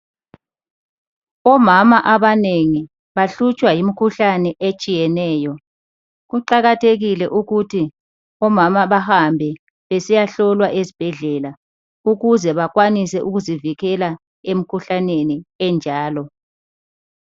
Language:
North Ndebele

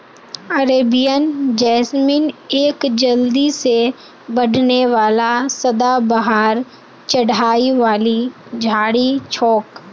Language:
Magahi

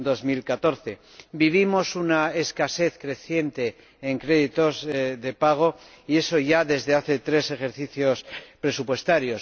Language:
Spanish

